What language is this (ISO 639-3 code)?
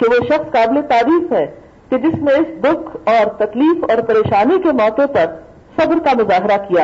urd